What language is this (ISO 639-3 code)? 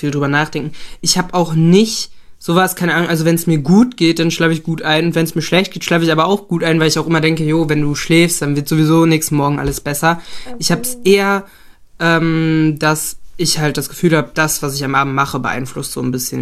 deu